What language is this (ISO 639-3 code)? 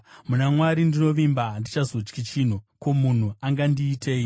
sna